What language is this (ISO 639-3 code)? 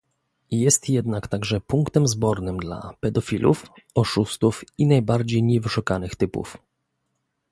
pol